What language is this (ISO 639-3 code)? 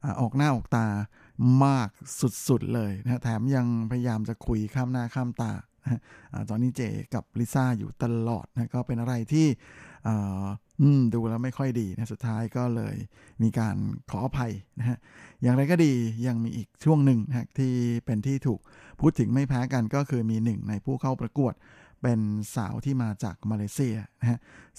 tha